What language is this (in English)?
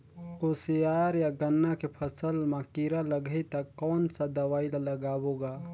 Chhattisgarhi